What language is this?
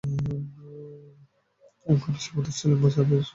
Bangla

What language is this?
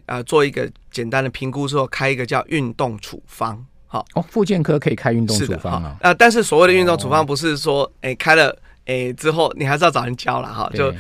Chinese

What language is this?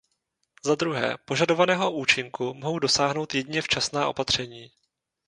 Czech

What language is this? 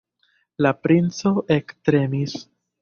Esperanto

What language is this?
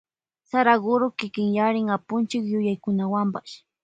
Loja Highland Quichua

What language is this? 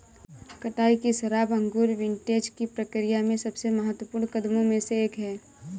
Hindi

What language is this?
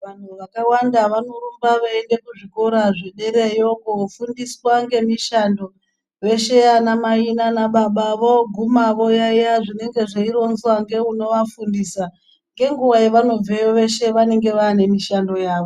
Ndau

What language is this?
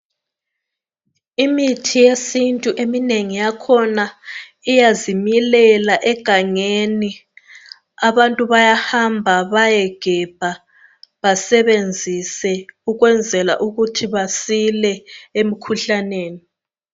North Ndebele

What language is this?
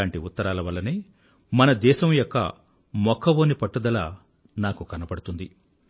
Telugu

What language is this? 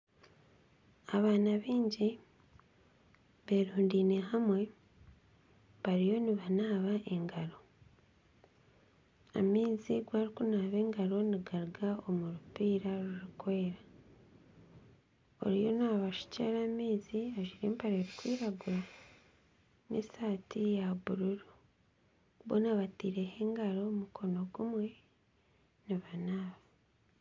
Nyankole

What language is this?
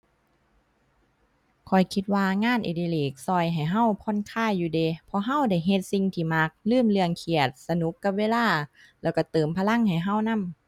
Thai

